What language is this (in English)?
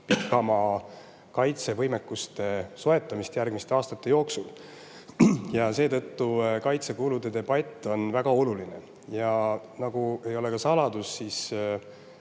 Estonian